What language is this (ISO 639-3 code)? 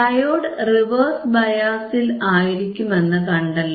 mal